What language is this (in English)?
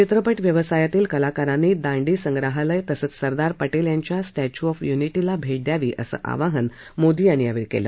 Marathi